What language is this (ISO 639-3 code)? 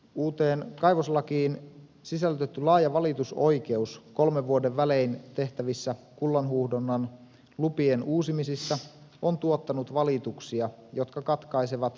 fin